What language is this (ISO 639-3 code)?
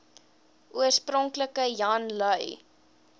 afr